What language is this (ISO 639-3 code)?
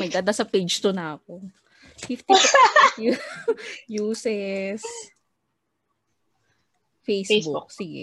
fil